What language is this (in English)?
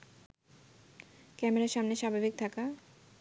Bangla